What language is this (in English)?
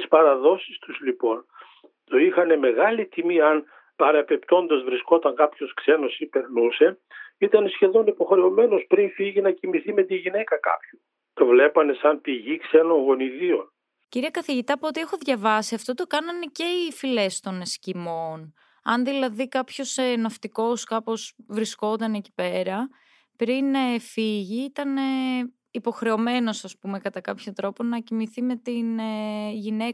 Greek